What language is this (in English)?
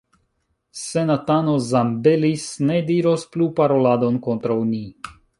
Esperanto